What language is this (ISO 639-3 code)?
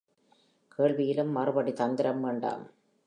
tam